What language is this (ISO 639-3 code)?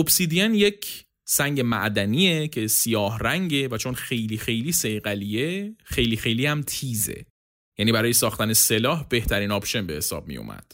fas